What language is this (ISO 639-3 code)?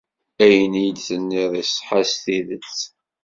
kab